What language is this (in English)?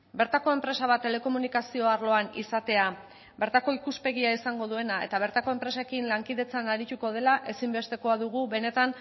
Basque